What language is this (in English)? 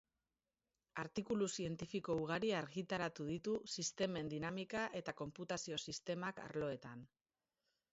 Basque